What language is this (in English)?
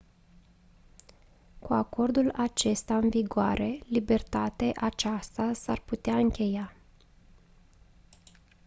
Romanian